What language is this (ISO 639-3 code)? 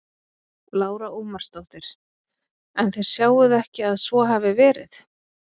isl